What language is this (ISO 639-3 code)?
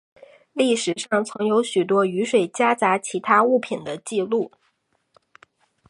zho